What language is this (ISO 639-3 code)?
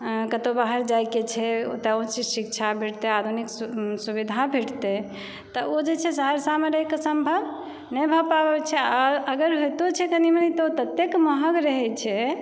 mai